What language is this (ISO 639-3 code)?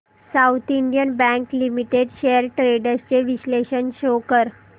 mar